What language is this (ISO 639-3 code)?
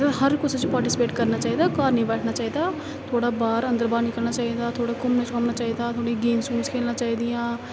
doi